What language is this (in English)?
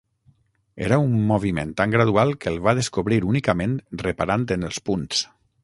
Catalan